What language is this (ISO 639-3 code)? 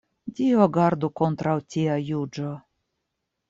epo